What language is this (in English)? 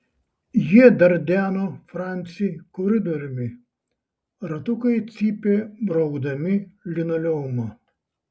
Lithuanian